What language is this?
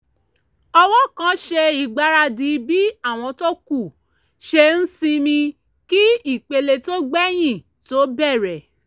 Yoruba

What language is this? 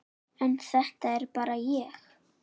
Icelandic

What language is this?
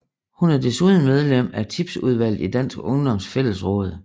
Danish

